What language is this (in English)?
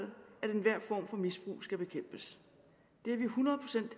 Danish